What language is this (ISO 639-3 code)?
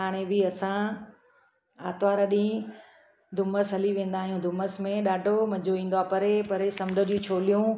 snd